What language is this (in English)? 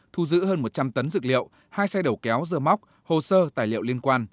Vietnamese